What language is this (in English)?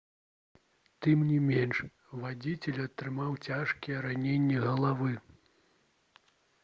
Belarusian